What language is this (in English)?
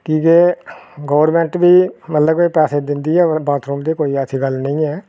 Dogri